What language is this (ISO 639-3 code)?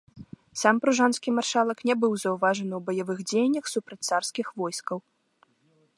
bel